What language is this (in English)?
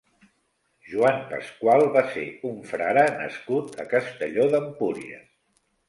Catalan